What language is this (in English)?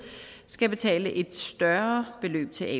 Danish